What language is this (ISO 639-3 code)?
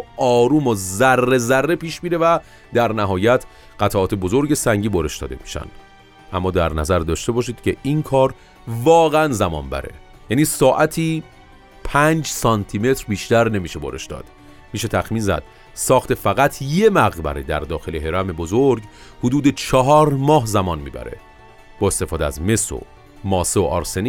fas